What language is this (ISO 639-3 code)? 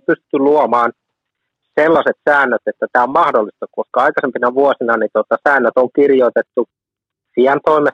fin